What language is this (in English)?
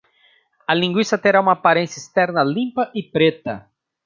Portuguese